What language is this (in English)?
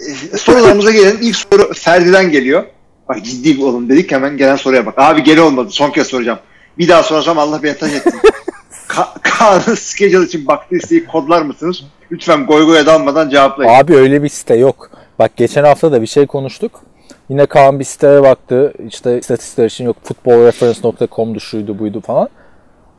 Turkish